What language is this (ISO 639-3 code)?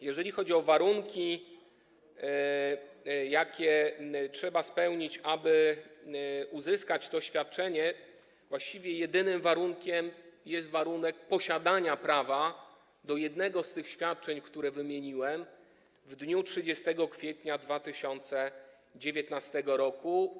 pol